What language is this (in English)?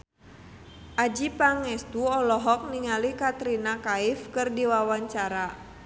Sundanese